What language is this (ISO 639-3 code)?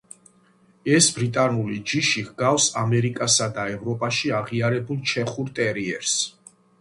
kat